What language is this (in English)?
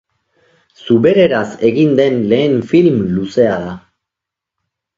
Basque